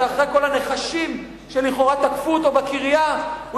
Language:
Hebrew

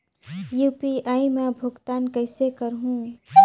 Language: Chhattisgarhi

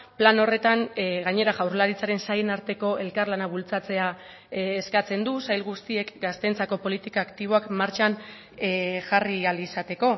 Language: Basque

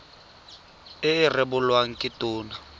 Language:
Tswana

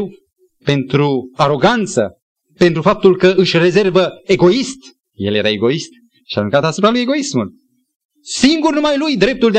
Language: Romanian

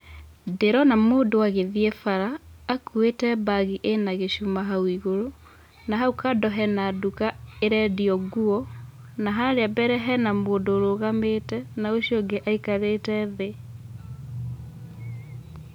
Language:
Kikuyu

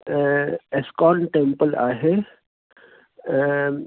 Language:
Sindhi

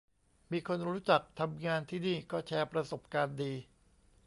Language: Thai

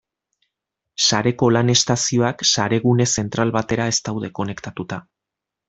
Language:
Basque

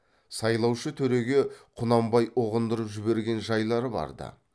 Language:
Kazakh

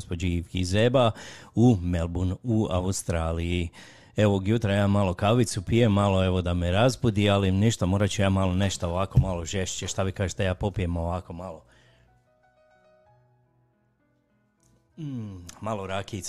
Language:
Croatian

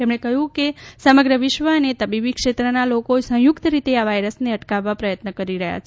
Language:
Gujarati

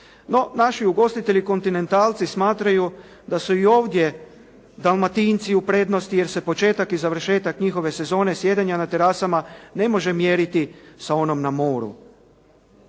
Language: Croatian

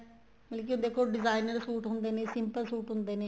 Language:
Punjabi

